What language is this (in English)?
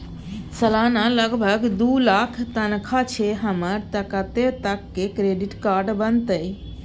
Maithili